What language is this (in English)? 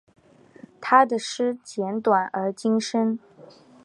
Chinese